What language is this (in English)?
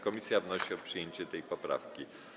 Polish